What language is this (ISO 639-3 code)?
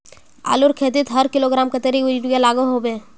mag